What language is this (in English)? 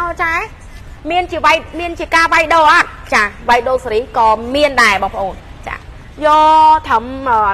Thai